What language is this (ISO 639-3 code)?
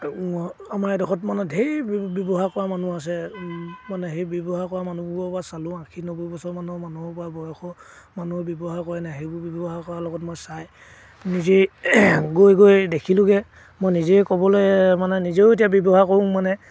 asm